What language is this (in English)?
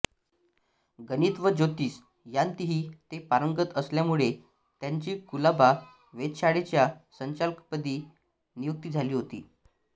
Marathi